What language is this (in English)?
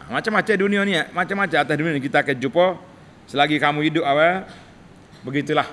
Malay